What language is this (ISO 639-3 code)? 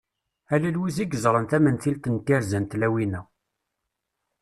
kab